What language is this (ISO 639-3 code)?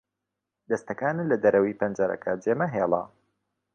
ckb